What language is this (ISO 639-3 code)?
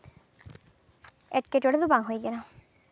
sat